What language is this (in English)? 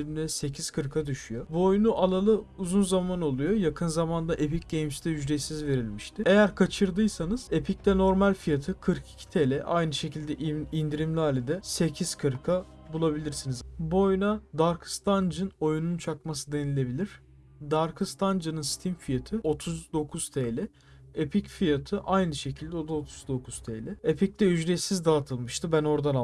Turkish